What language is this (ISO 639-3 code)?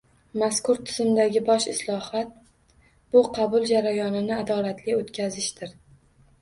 uzb